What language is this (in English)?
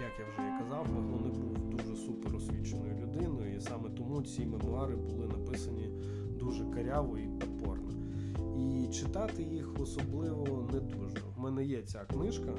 Ukrainian